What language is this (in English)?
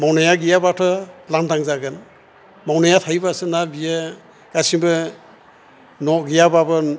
Bodo